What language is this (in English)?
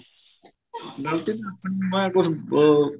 Punjabi